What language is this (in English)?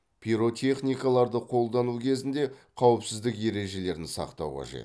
Kazakh